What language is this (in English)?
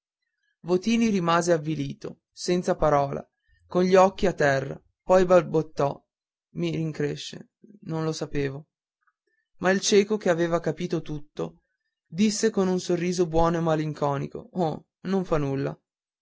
Italian